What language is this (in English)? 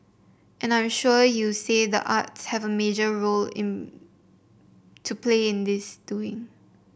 English